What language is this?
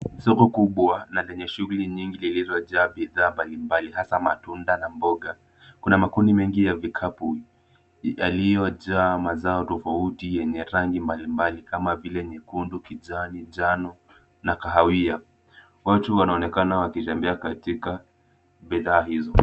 Swahili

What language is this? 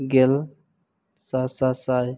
Santali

